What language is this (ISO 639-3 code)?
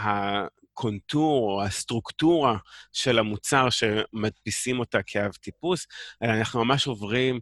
heb